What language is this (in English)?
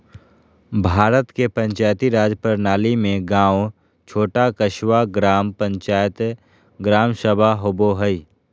Magahi